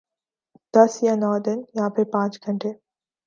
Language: Urdu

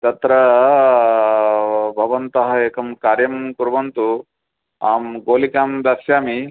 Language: Sanskrit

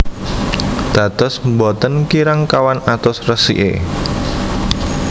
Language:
Javanese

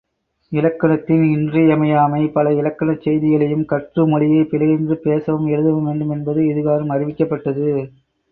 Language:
Tamil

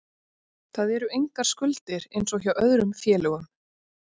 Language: Icelandic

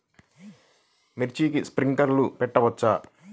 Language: Telugu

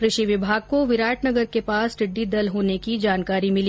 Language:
Hindi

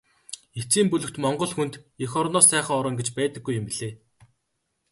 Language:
Mongolian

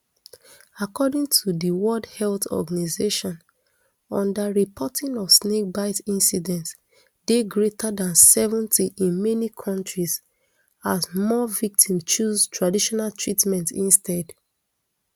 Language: Nigerian Pidgin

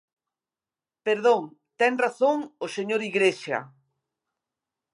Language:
Galician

